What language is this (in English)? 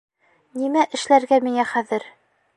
Bashkir